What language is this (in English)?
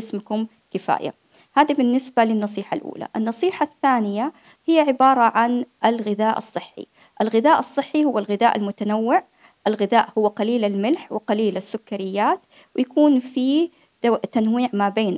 Arabic